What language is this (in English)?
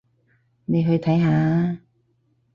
Cantonese